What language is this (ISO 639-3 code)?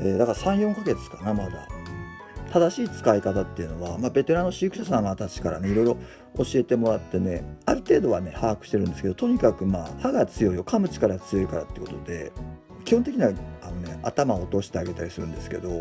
jpn